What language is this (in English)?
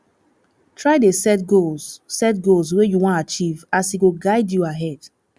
Nigerian Pidgin